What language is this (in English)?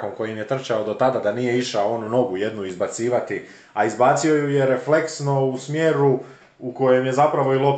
Croatian